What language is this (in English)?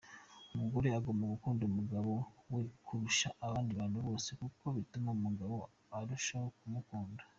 Kinyarwanda